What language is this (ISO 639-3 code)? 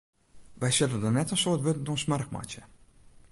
fry